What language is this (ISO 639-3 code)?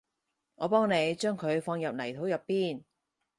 yue